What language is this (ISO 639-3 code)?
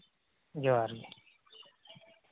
sat